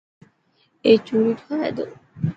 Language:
Dhatki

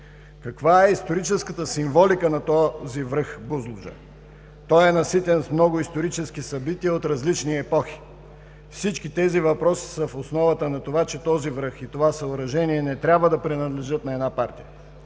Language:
Bulgarian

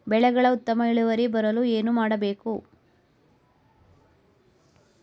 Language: Kannada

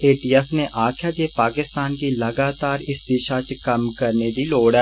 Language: Dogri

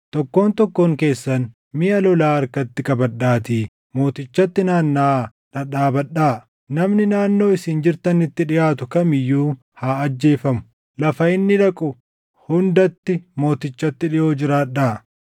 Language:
Oromo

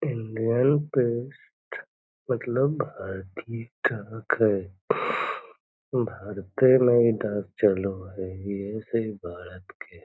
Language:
Magahi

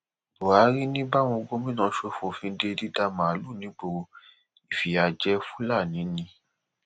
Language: Yoruba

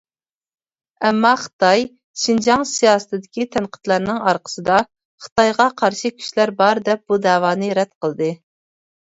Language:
Uyghur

